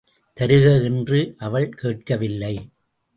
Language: Tamil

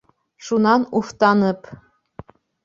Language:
Bashkir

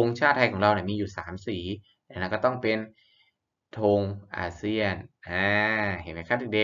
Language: Thai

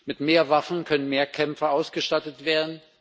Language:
German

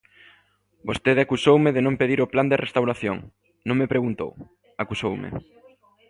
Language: Galician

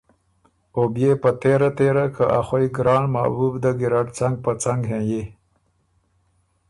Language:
Ormuri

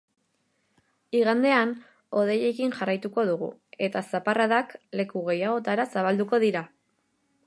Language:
Basque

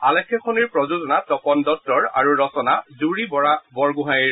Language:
Assamese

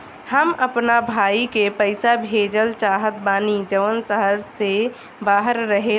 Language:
Bhojpuri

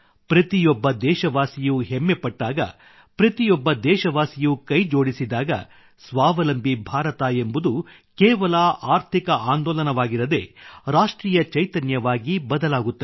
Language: Kannada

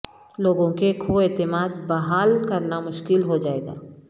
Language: Urdu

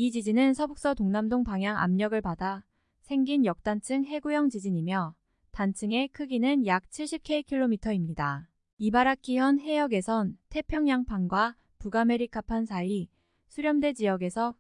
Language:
Korean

